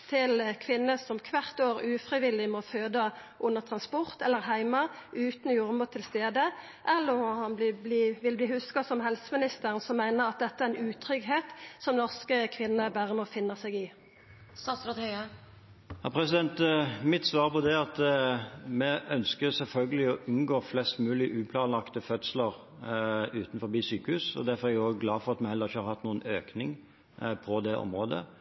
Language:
Norwegian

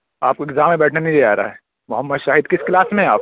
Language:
Urdu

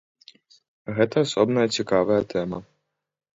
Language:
Belarusian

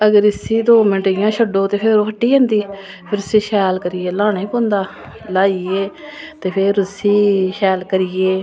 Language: Dogri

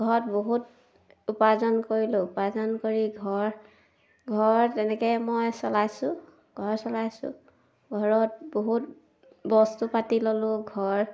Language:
Assamese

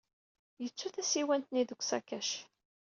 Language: Kabyle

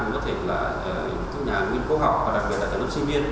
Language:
Vietnamese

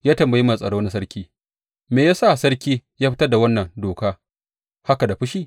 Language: Hausa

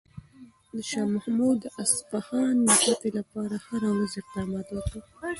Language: Pashto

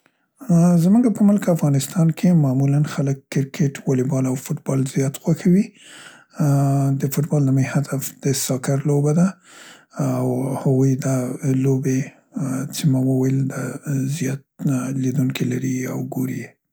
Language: Central Pashto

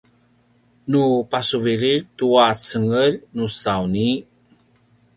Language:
Paiwan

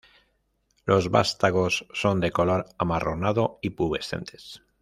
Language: Spanish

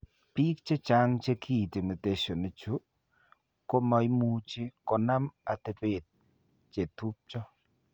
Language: Kalenjin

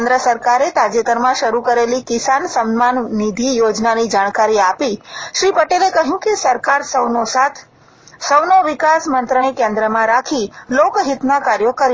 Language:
Gujarati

